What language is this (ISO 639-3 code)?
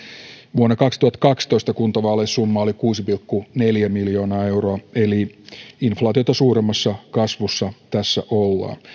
fin